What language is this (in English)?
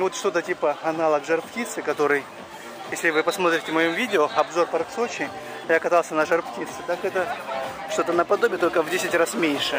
Russian